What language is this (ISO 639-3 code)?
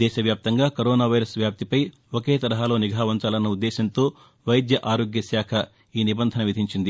tel